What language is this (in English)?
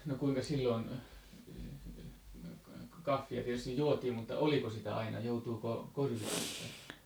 Finnish